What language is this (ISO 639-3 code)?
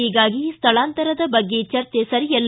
kan